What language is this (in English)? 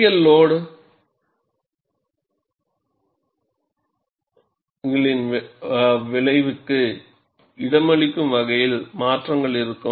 Tamil